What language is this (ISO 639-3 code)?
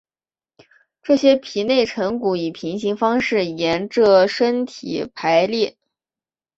zho